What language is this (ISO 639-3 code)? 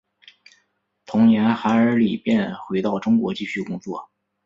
zho